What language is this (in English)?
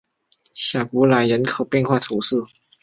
Chinese